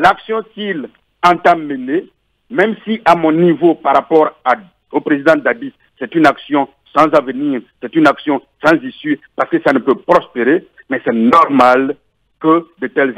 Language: French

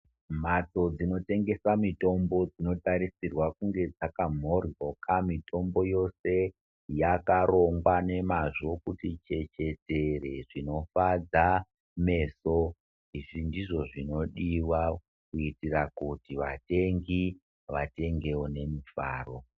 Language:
Ndau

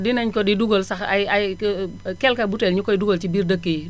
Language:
Wolof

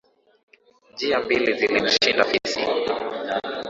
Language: Swahili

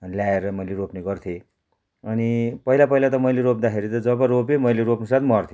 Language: Nepali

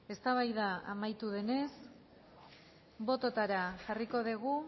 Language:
Basque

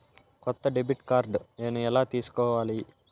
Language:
Telugu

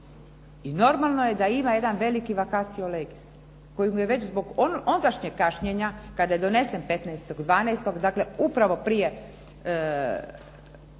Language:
Croatian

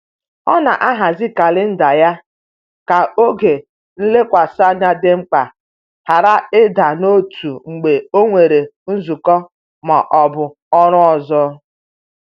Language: Igbo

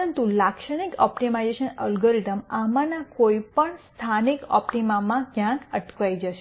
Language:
Gujarati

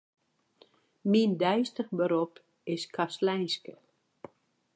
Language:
Western Frisian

